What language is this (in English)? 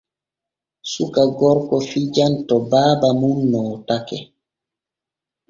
Borgu Fulfulde